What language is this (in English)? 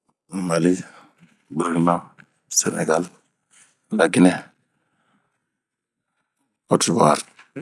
Bomu